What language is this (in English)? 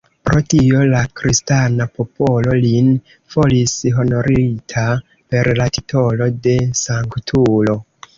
Esperanto